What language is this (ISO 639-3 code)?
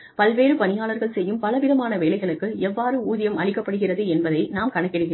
tam